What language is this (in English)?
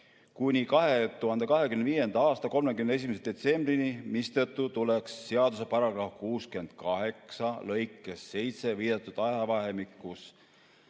Estonian